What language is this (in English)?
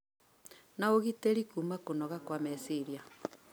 Kikuyu